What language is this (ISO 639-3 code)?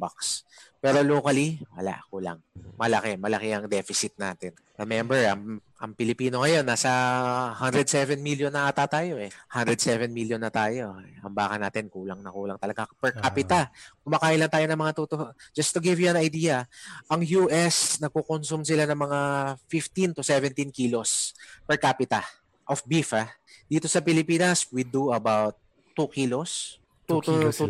fil